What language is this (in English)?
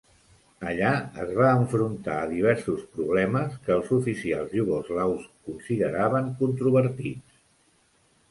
Catalan